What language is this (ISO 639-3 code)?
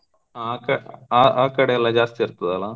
kan